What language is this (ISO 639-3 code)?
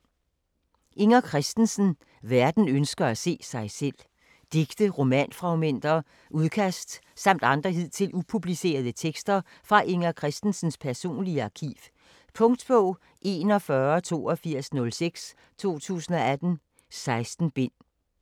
dan